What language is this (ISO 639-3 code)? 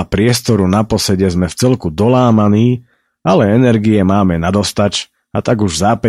slk